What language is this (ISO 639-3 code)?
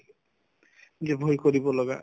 asm